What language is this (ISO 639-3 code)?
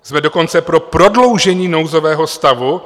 ces